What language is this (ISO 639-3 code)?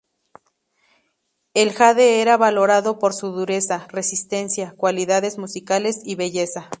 spa